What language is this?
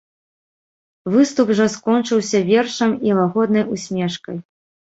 Belarusian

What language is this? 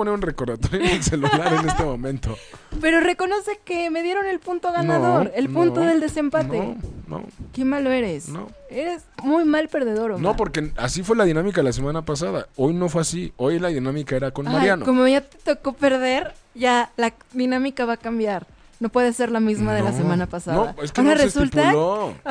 Spanish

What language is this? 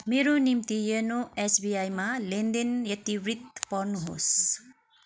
Nepali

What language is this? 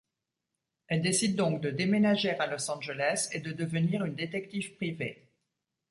French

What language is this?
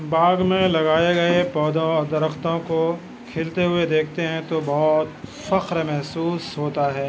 Urdu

